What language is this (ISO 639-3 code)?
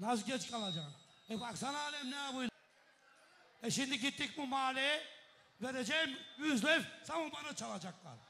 tur